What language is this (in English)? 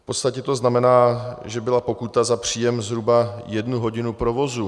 Czech